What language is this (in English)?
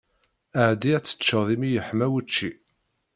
Kabyle